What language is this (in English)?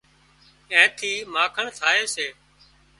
Wadiyara Koli